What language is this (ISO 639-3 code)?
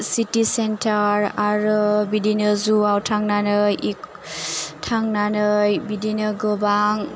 brx